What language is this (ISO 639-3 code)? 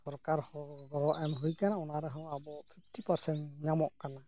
sat